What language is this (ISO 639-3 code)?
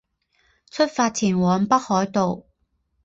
zho